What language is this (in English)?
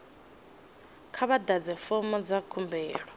Venda